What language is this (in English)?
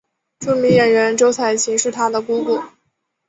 Chinese